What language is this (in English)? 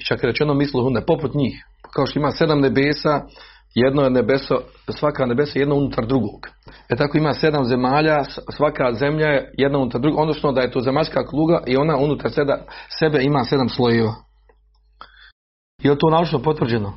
Croatian